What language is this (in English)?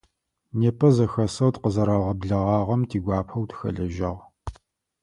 Adyghe